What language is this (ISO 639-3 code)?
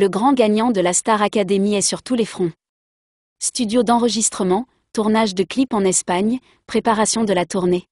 fra